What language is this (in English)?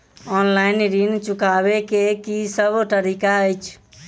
Maithili